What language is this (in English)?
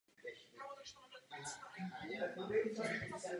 Czech